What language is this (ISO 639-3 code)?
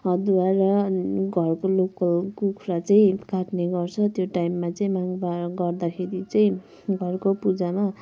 nep